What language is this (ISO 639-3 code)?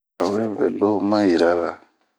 bmq